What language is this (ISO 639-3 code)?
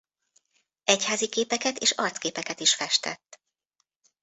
hun